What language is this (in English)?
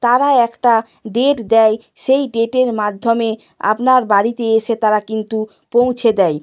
Bangla